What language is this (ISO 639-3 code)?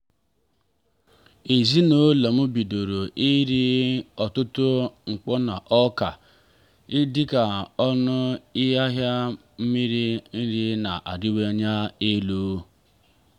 ibo